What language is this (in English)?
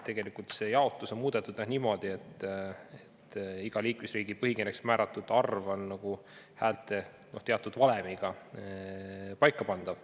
Estonian